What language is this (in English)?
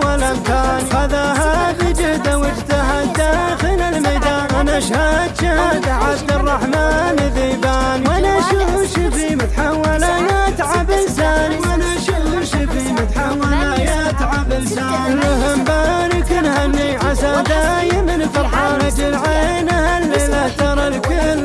Arabic